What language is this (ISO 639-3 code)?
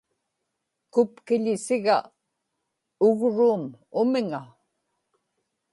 ipk